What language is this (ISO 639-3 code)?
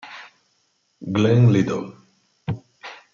ita